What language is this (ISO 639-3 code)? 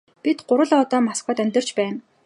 mon